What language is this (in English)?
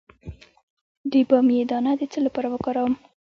Pashto